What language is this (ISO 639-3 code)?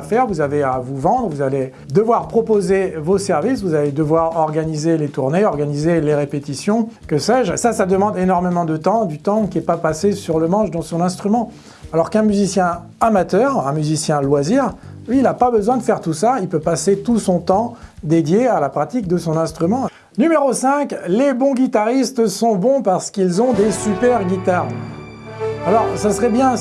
fra